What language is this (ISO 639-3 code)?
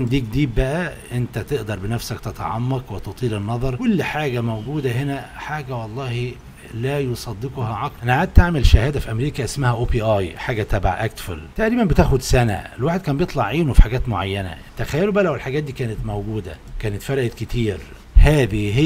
ara